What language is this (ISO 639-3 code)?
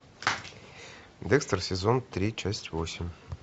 rus